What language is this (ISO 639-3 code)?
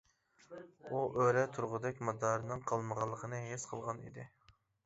uig